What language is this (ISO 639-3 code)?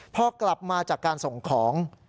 tha